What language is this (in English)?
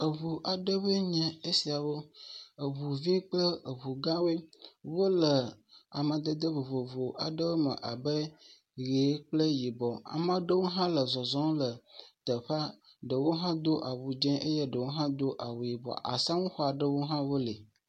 Ewe